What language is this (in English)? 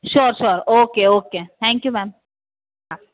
Gujarati